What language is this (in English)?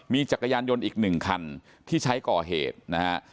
Thai